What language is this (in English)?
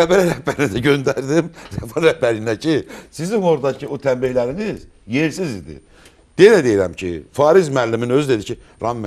Turkish